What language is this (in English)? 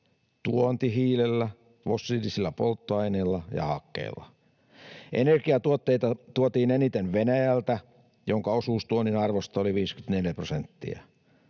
Finnish